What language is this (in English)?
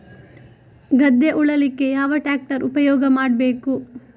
Kannada